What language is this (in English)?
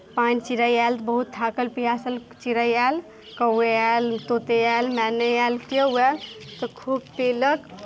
Maithili